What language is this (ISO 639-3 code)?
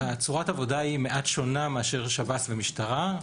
heb